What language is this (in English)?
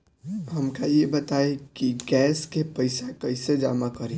Bhojpuri